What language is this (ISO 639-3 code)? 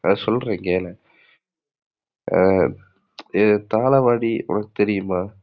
tam